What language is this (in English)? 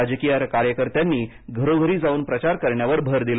Marathi